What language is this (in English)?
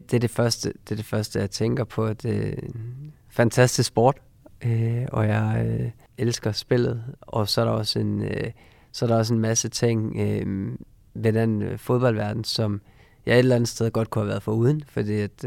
Danish